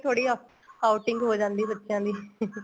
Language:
Punjabi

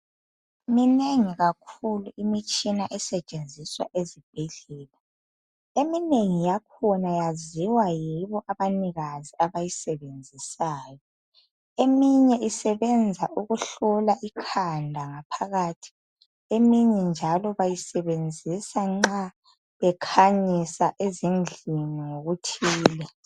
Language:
North Ndebele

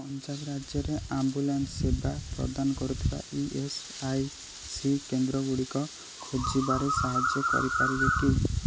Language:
Odia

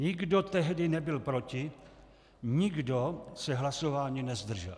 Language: Czech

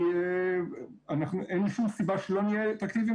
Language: Hebrew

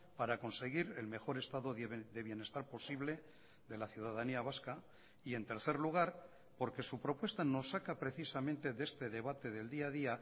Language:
Spanish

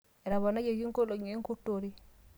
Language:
Masai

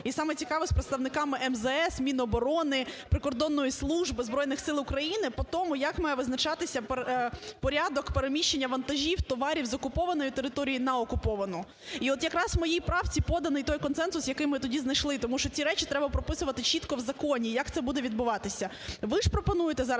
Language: Ukrainian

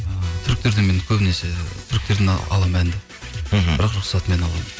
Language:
Kazakh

